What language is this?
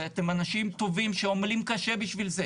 Hebrew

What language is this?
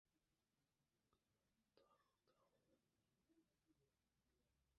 Uzbek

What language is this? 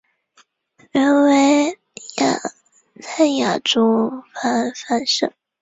Chinese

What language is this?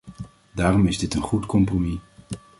Dutch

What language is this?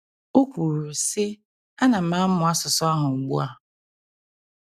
Igbo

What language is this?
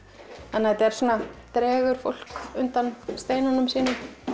Icelandic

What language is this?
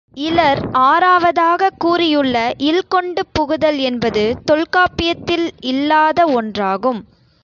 Tamil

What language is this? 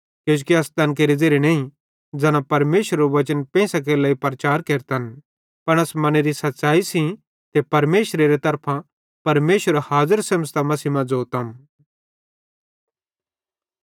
Bhadrawahi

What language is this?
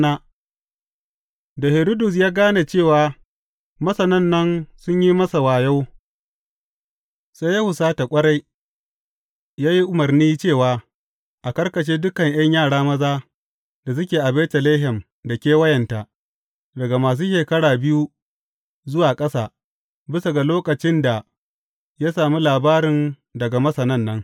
Hausa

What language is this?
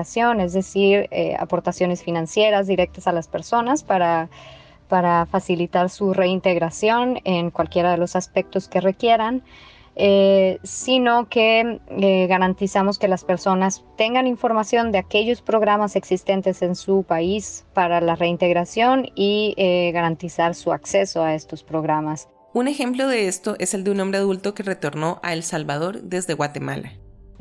Spanish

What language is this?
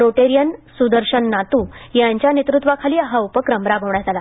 Marathi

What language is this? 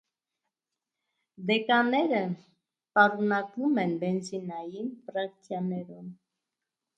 Armenian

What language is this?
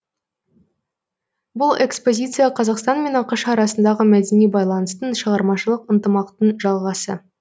Kazakh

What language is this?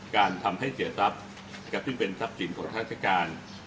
Thai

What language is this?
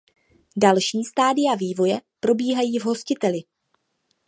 Czech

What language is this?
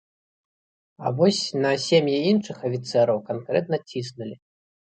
Belarusian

